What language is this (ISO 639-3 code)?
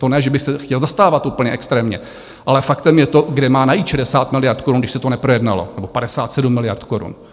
ces